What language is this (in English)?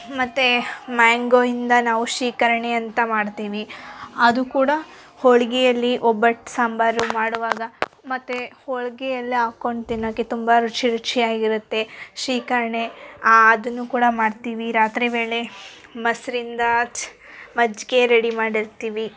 Kannada